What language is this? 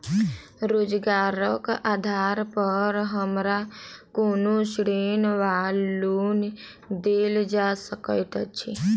Maithili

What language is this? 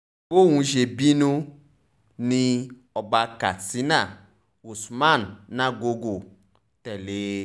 Yoruba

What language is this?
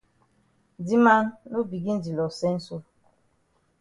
Cameroon Pidgin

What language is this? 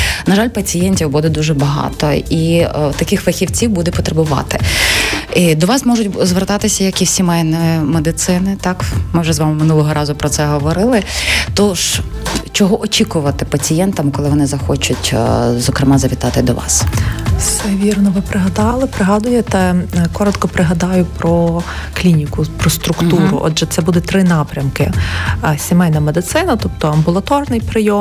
Ukrainian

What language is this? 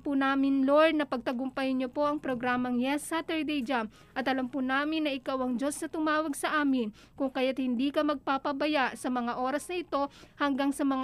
Filipino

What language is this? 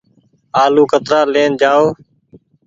Goaria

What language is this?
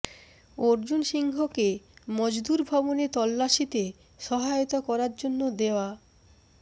Bangla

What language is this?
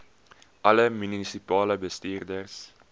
Afrikaans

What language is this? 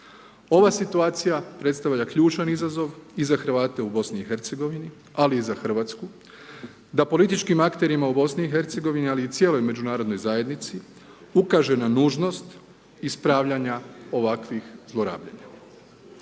Croatian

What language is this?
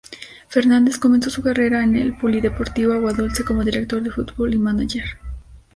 Spanish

